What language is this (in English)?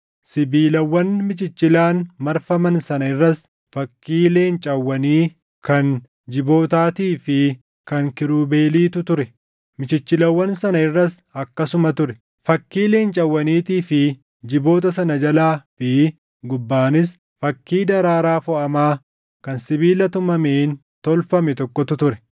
Oromo